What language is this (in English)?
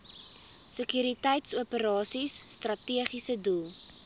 Afrikaans